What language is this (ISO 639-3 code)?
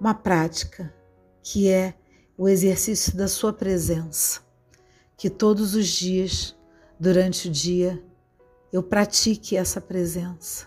por